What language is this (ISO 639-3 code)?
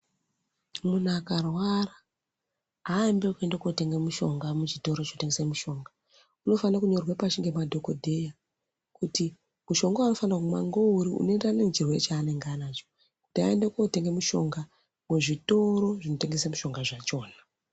ndc